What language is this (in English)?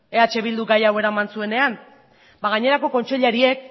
Basque